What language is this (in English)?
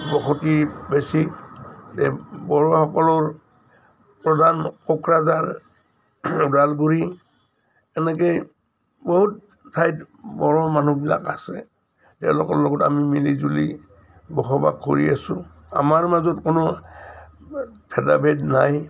Assamese